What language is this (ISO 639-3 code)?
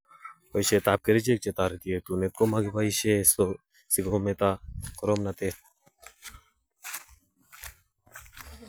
kln